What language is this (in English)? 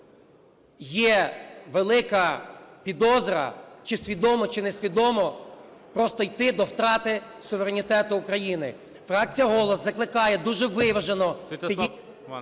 Ukrainian